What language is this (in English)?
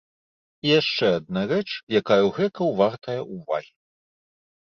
Belarusian